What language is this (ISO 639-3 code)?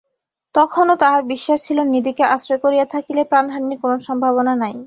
ben